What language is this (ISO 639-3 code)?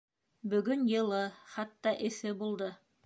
bak